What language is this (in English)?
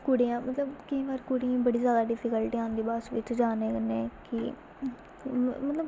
Dogri